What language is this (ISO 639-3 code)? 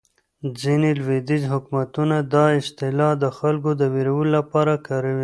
pus